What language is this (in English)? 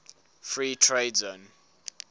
English